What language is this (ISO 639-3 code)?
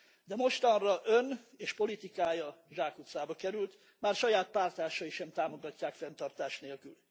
hun